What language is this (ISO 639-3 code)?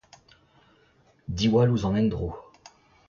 bre